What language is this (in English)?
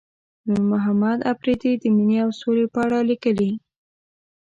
Pashto